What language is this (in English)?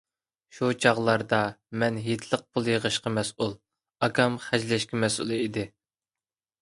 Uyghur